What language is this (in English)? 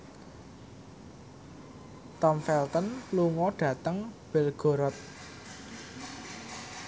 Javanese